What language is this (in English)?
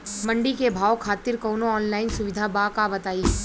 Bhojpuri